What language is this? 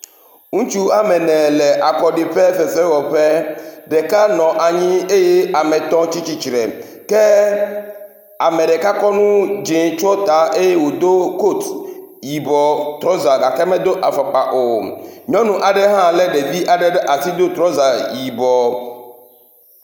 Ewe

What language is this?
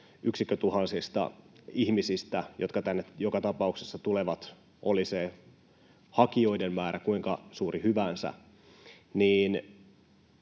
Finnish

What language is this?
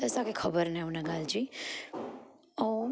Sindhi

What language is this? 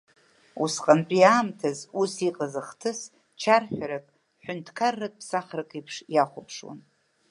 Abkhazian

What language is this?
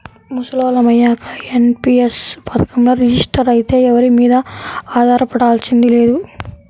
Telugu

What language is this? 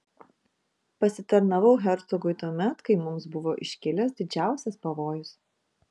Lithuanian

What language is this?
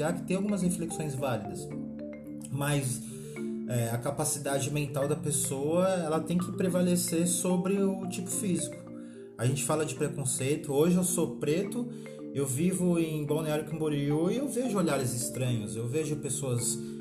Portuguese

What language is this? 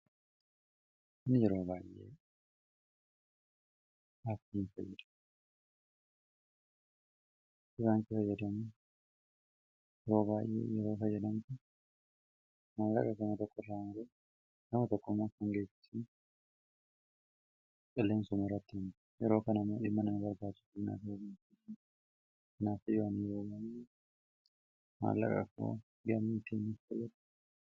Oromo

